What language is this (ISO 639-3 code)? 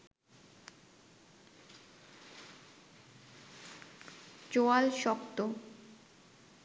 ben